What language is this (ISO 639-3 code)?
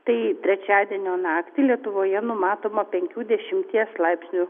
lit